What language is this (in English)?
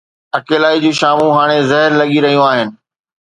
Sindhi